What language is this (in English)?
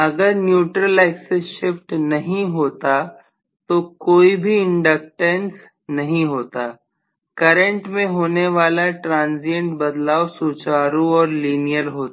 Hindi